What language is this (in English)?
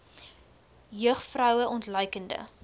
Afrikaans